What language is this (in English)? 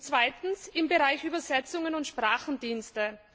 German